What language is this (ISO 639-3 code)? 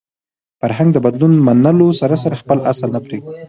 pus